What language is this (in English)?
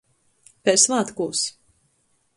Latgalian